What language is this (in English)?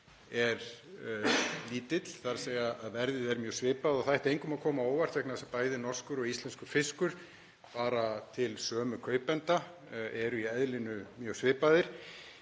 Icelandic